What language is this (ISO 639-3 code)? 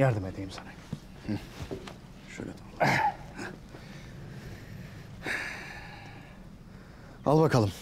tur